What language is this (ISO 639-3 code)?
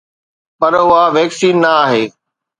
snd